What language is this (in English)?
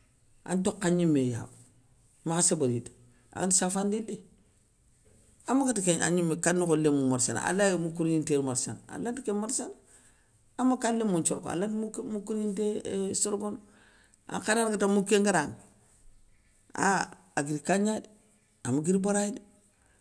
Soninke